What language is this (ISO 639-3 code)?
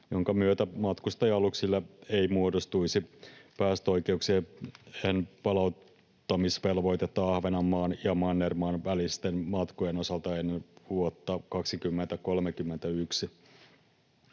fin